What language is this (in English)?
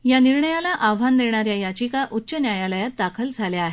Marathi